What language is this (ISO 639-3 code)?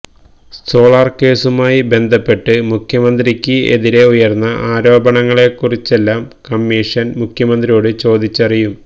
mal